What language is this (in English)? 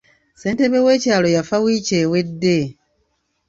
Ganda